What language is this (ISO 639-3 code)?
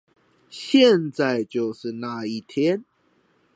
zho